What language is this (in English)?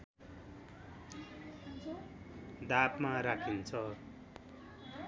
Nepali